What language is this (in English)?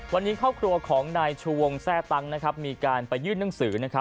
Thai